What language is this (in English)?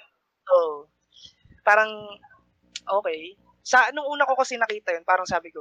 Filipino